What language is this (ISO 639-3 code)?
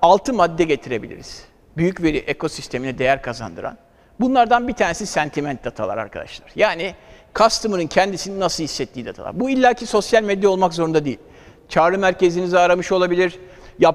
tur